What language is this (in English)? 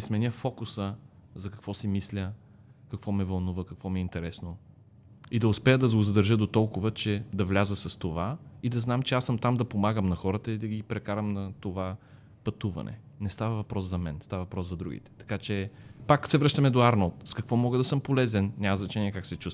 Bulgarian